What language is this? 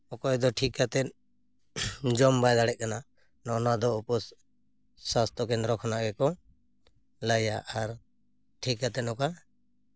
Santali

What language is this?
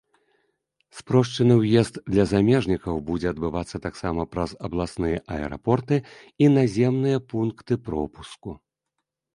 Belarusian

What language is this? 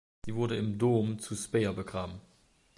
German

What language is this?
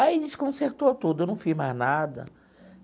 Portuguese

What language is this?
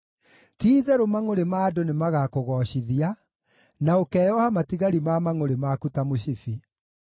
Kikuyu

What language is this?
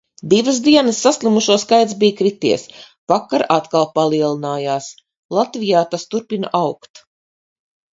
Latvian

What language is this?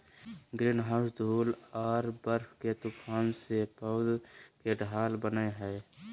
Magahi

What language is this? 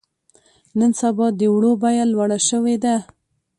Pashto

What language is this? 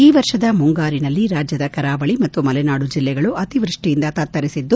Kannada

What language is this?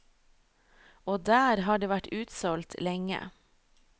Norwegian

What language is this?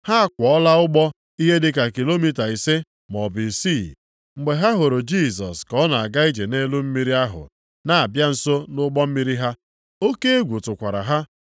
Igbo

